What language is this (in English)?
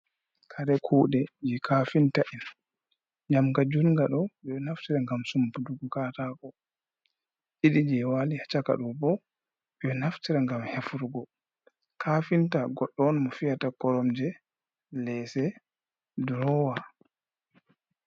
Fula